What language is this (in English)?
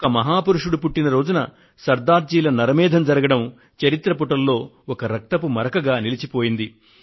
Telugu